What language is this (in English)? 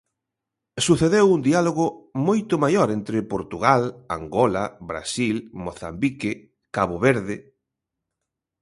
Galician